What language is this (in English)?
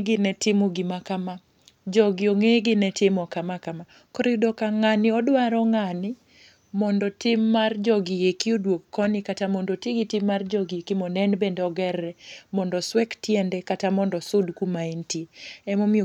Luo (Kenya and Tanzania)